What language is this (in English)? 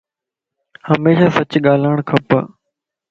Lasi